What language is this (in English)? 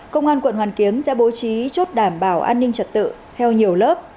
Vietnamese